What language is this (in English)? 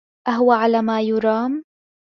Arabic